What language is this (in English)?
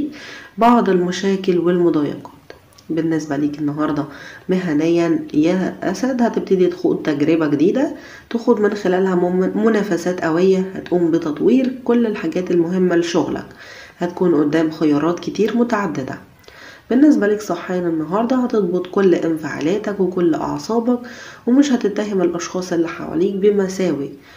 Arabic